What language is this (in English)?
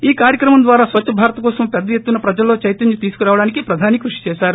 Telugu